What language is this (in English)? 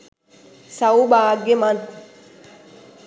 Sinhala